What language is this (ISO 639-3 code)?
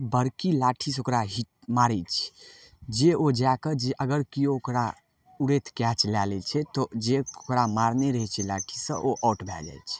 mai